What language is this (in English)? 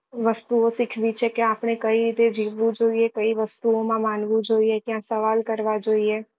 Gujarati